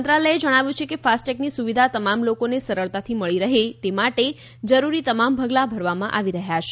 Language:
Gujarati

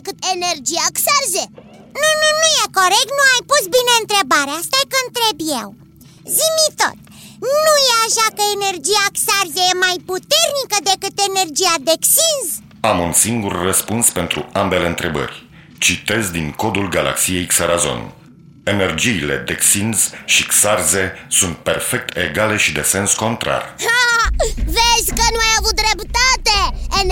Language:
Romanian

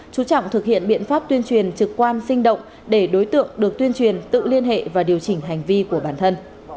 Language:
Vietnamese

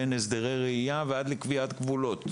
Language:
Hebrew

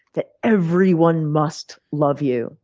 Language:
English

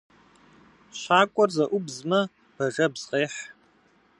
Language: Kabardian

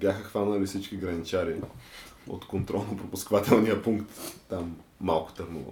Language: Bulgarian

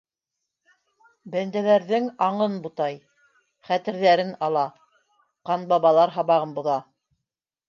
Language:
Bashkir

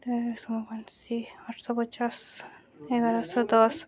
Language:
Odia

